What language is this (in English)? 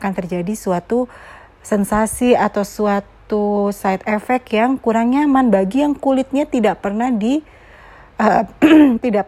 Indonesian